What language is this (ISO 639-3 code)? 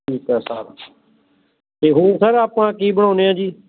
pan